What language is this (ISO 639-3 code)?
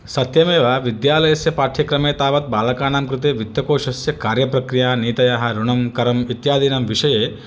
san